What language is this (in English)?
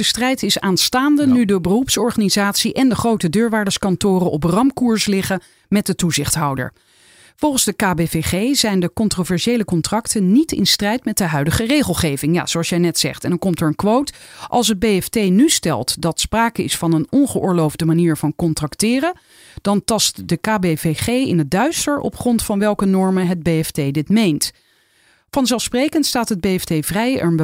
Dutch